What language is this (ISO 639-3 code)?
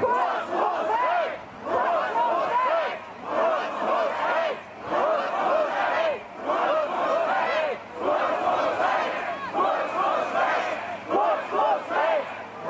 deu